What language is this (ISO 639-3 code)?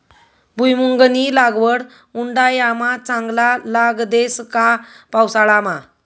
mar